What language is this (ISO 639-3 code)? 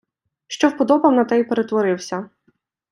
ukr